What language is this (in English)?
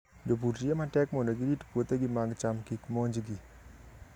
Luo (Kenya and Tanzania)